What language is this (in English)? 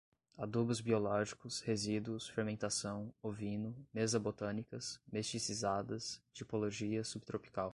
Portuguese